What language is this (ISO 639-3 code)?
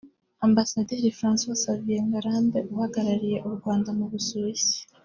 kin